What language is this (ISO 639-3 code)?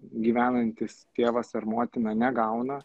lit